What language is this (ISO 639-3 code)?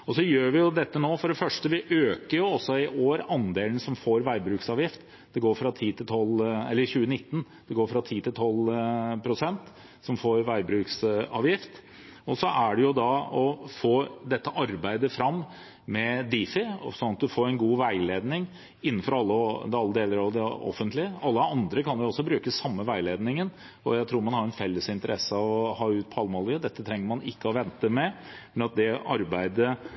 nob